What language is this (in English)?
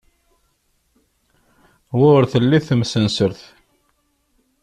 Kabyle